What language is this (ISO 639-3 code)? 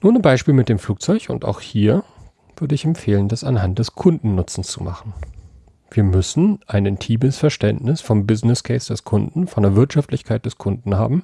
deu